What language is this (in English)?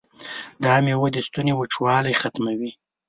Pashto